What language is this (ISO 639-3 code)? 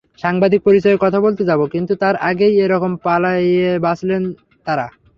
ben